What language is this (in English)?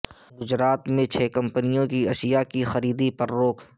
Urdu